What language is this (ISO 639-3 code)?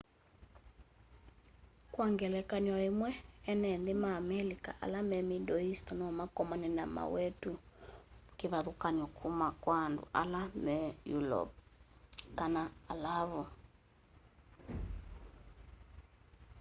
kam